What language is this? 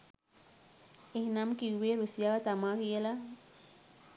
Sinhala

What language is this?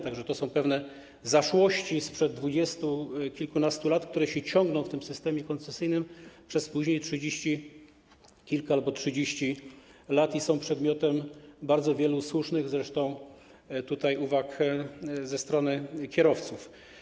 Polish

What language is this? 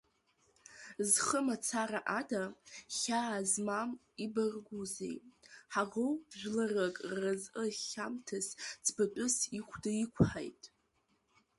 Abkhazian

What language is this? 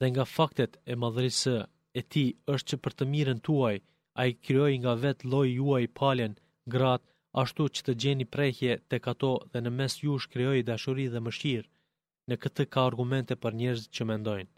Greek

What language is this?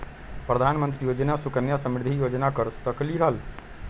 Magahi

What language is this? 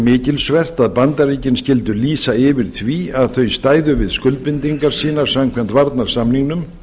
Icelandic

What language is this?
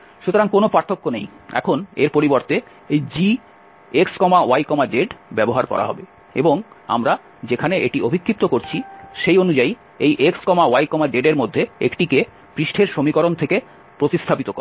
Bangla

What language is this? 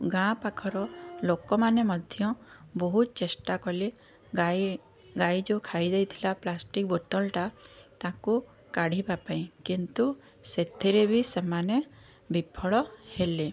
Odia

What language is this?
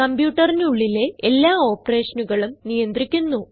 Malayalam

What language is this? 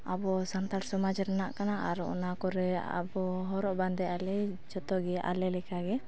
Santali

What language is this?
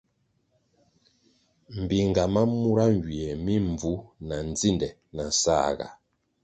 Kwasio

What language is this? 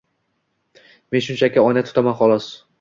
Uzbek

